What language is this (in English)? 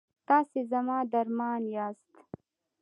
Pashto